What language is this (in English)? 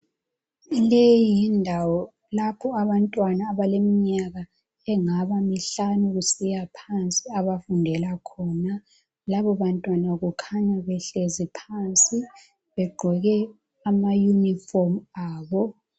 North Ndebele